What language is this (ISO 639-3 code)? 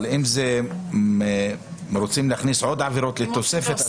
heb